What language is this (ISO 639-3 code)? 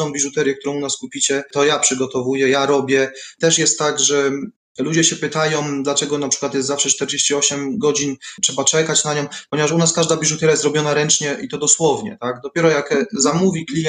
pol